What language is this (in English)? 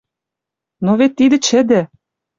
Western Mari